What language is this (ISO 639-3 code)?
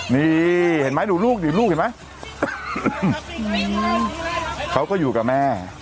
tha